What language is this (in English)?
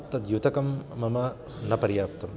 Sanskrit